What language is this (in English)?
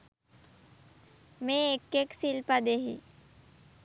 Sinhala